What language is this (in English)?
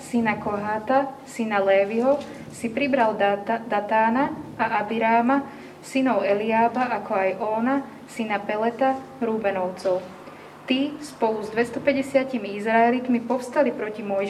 Slovak